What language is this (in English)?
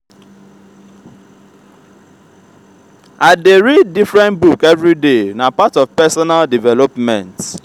Nigerian Pidgin